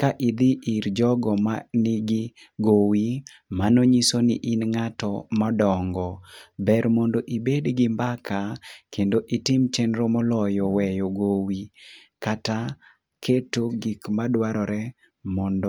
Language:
Luo (Kenya and Tanzania)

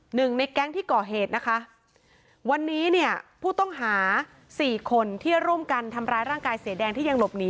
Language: Thai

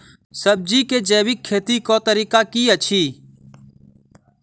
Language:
Maithili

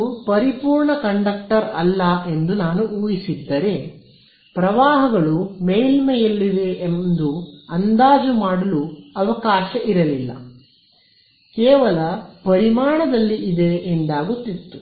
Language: Kannada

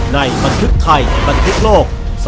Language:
Thai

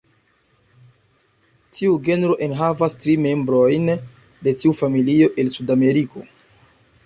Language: Esperanto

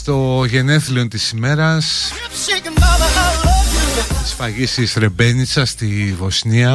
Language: Greek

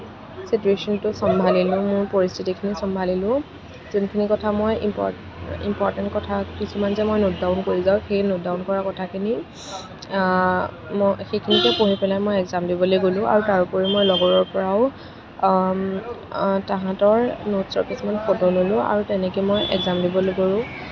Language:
Assamese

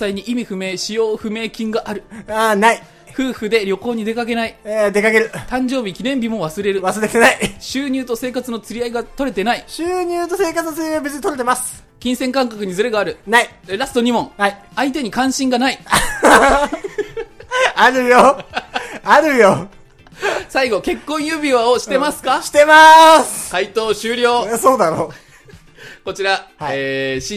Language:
Japanese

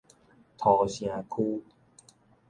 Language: Min Nan Chinese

